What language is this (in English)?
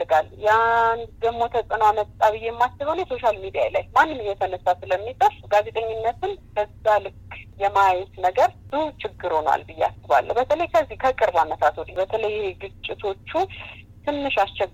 Amharic